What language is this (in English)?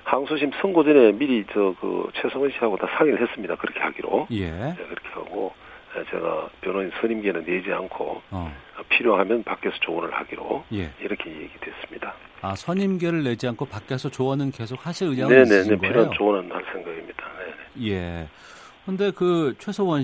Korean